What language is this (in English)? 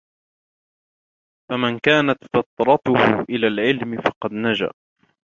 Arabic